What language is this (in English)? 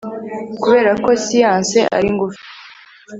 Kinyarwanda